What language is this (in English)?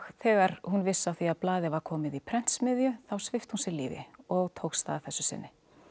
Icelandic